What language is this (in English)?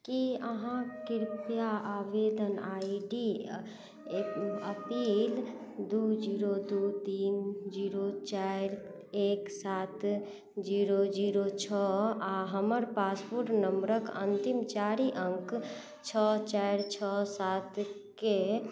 Maithili